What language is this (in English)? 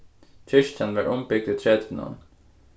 Faroese